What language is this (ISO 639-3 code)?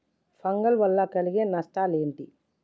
tel